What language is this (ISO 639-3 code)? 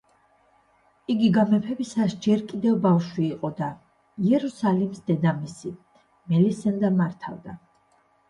kat